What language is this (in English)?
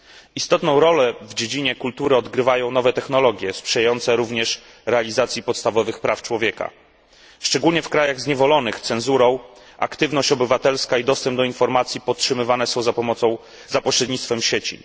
Polish